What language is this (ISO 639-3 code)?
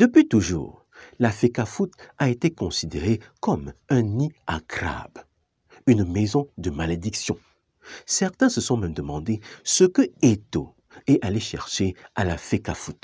fra